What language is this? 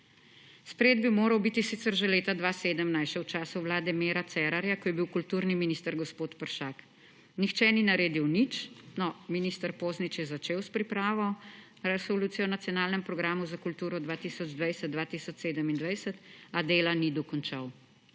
Slovenian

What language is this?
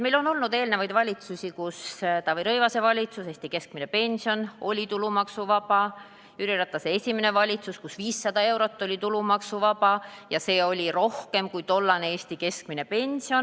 Estonian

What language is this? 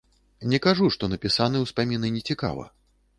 Belarusian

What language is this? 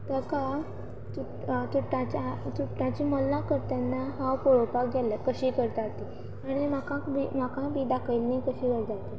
Konkani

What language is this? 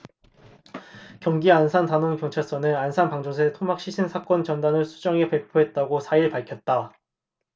Korean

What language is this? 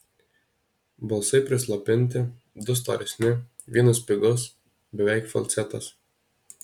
Lithuanian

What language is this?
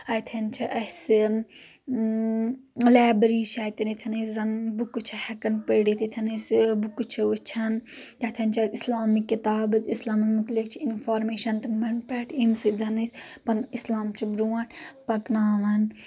Kashmiri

